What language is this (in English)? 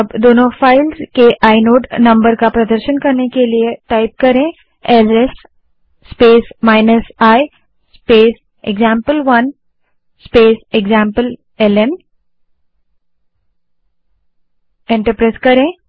Hindi